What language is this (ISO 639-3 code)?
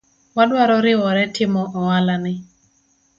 luo